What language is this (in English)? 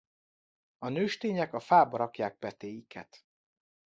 Hungarian